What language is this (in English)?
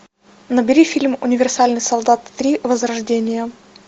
Russian